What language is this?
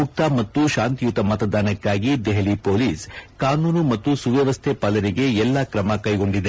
Kannada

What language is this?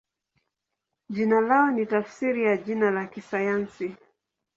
Swahili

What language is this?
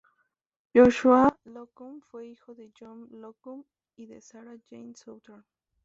Spanish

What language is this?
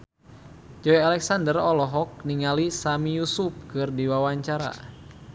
Sundanese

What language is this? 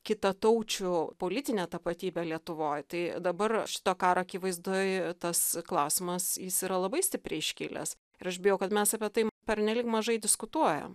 Lithuanian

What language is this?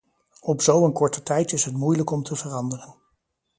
Dutch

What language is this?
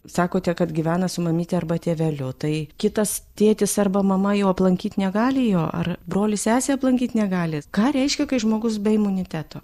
Lithuanian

